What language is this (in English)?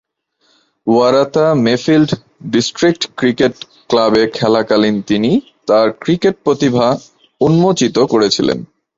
Bangla